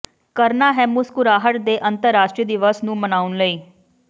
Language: Punjabi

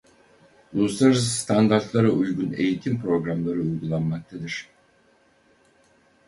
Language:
Turkish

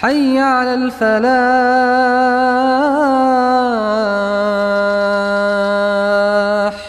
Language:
Arabic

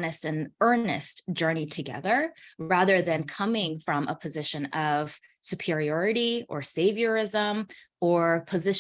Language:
English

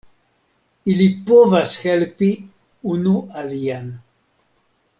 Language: Esperanto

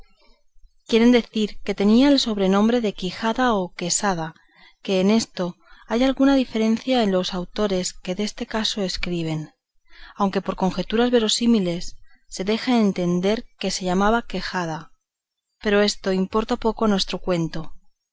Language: Spanish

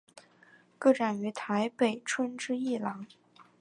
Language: Chinese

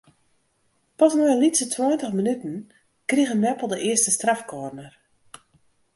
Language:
Western Frisian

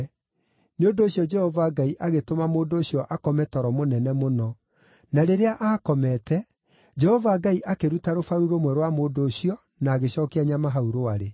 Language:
Kikuyu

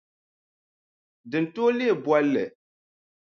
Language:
Dagbani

